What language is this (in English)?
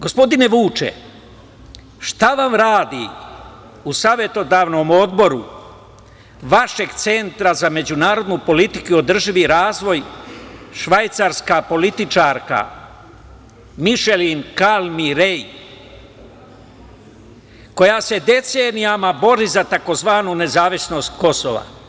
Serbian